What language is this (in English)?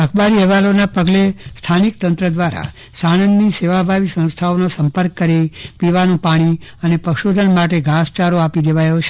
Gujarati